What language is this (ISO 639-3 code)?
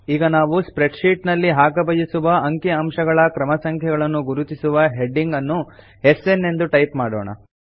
kan